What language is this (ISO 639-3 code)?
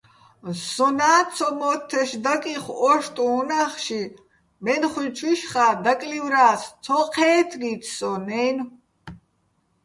bbl